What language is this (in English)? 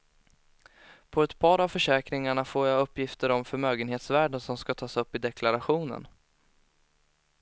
Swedish